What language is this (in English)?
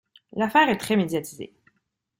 French